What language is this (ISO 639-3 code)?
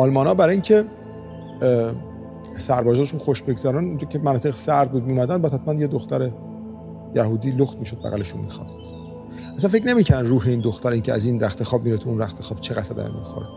fas